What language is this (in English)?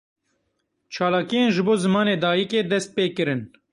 Kurdish